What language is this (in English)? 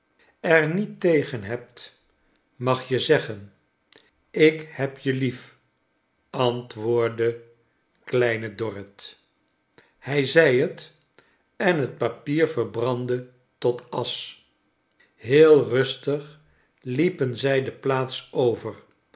Dutch